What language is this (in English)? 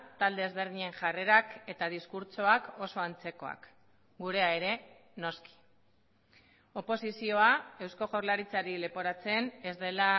Basque